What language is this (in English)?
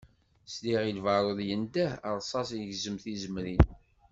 Kabyle